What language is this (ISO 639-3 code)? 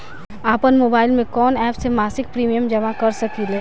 bho